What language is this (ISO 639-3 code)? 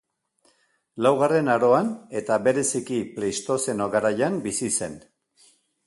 eus